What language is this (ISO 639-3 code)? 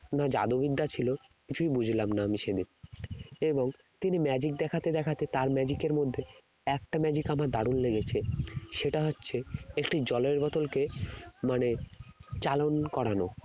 ben